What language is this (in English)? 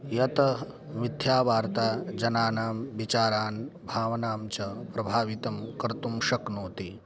Sanskrit